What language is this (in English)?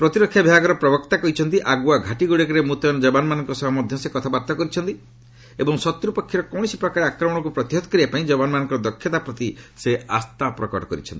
Odia